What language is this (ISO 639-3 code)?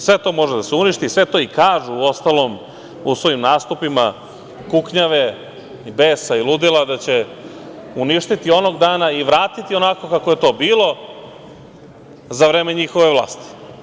srp